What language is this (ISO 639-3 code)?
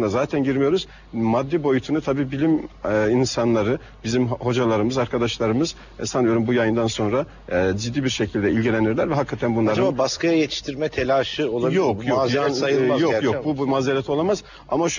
tur